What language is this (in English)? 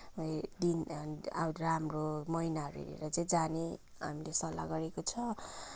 Nepali